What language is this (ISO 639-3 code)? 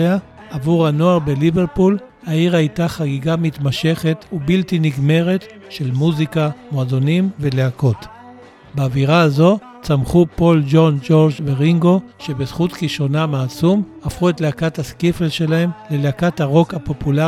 heb